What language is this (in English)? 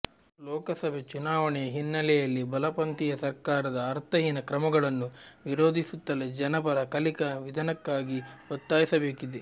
Kannada